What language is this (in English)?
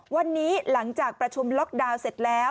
Thai